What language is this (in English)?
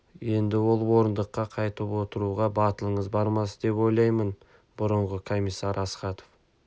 Kazakh